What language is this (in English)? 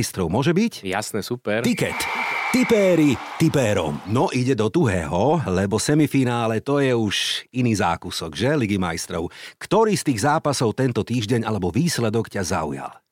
Slovak